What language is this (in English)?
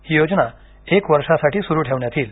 Marathi